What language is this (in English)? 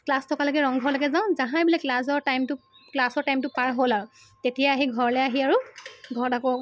Assamese